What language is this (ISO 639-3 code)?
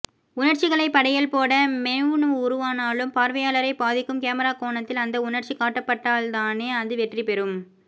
tam